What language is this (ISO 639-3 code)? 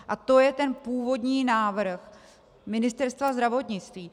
ces